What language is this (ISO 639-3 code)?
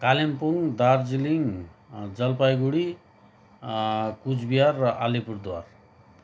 nep